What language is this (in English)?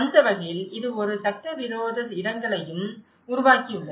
Tamil